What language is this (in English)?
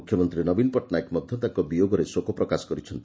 Odia